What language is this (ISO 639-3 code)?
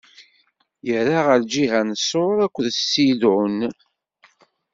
kab